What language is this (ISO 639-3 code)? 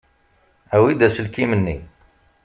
kab